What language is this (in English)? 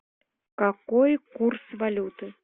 Russian